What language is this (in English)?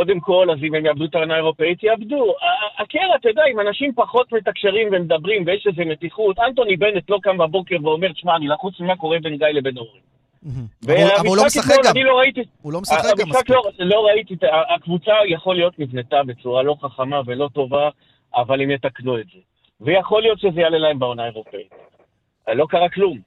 Hebrew